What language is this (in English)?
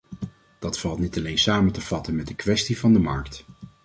Dutch